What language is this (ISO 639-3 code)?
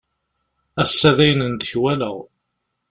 kab